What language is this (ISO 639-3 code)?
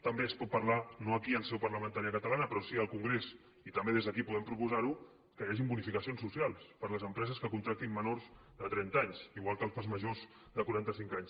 cat